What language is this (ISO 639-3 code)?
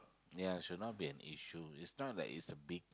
eng